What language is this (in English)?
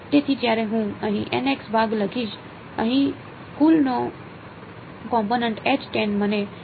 Gujarati